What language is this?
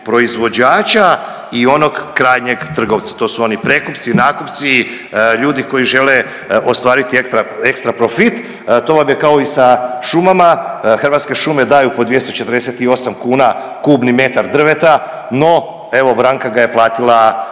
Croatian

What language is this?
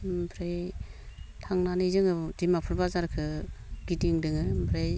Bodo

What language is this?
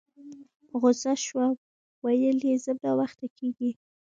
Pashto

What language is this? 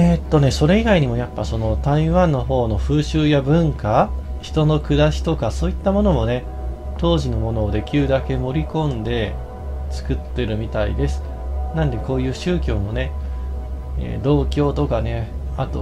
Japanese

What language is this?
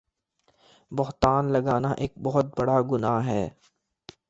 Urdu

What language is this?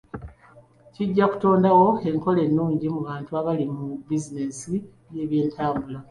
Ganda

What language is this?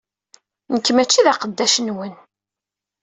Kabyle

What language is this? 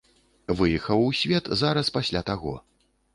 Belarusian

